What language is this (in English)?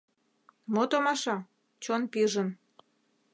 Mari